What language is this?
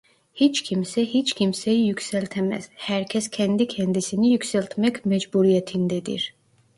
Turkish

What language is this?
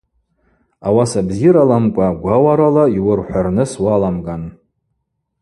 Abaza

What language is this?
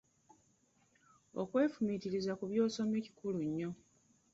Ganda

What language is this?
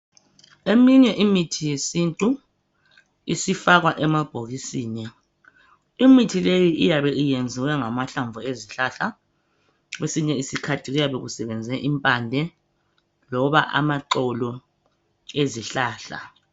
North Ndebele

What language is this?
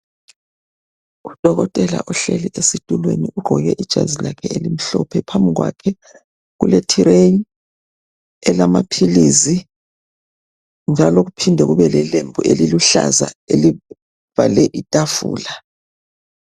North Ndebele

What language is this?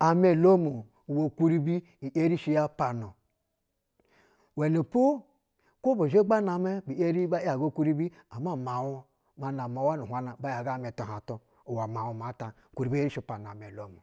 Basa (Nigeria)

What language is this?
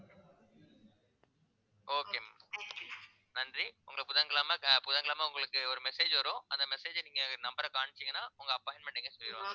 Tamil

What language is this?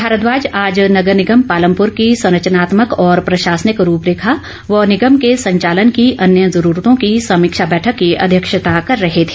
Hindi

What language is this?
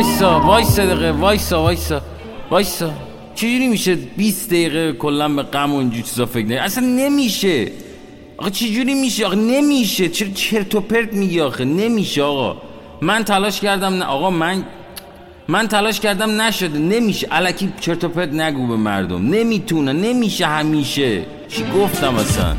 Persian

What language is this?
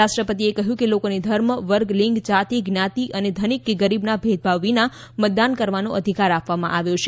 Gujarati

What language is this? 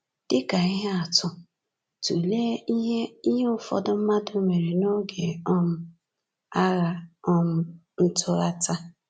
Igbo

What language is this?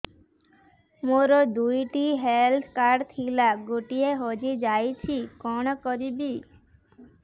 Odia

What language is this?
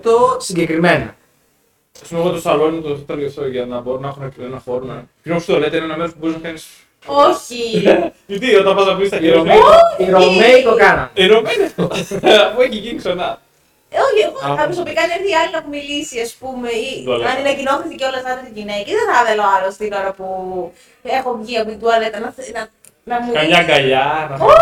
Greek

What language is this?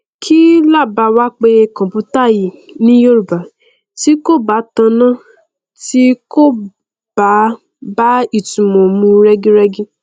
Yoruba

